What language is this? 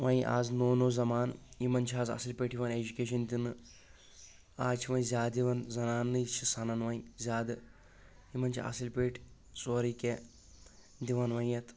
Kashmiri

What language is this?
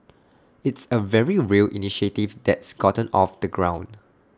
English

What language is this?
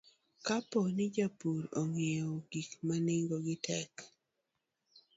Luo (Kenya and Tanzania)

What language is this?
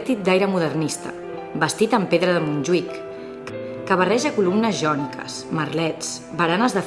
Catalan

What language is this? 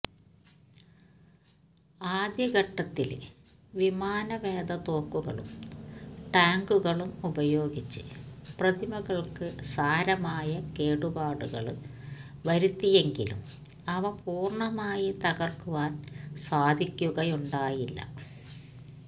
Malayalam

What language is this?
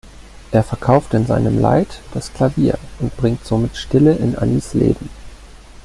German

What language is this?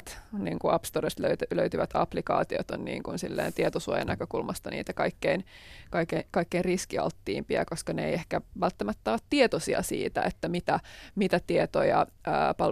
Finnish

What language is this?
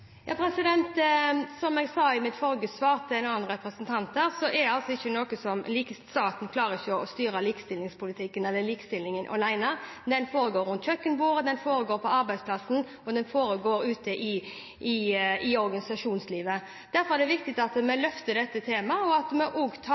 Norwegian Bokmål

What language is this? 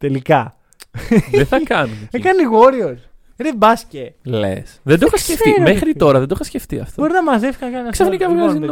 Greek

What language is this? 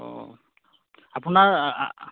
Assamese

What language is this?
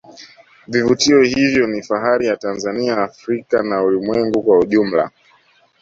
Swahili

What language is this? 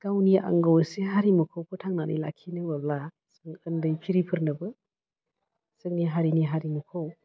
Bodo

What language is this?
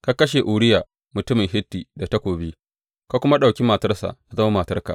Hausa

